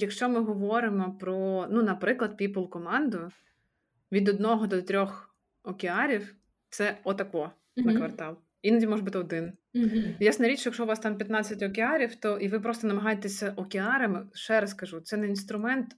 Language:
Ukrainian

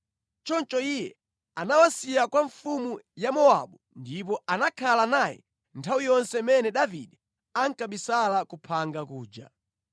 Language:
Nyanja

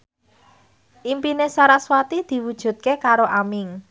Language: Javanese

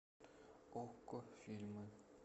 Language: Russian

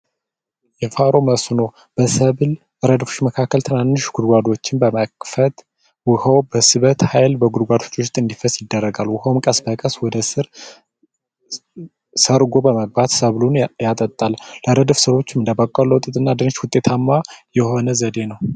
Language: Amharic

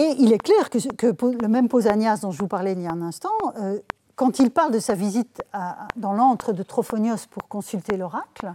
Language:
French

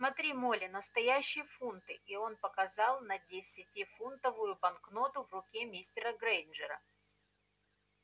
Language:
Russian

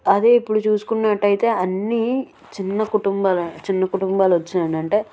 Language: Telugu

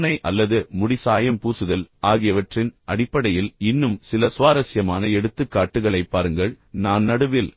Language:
Tamil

